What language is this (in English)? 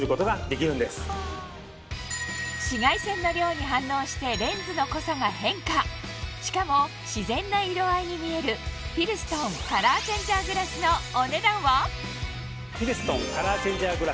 Japanese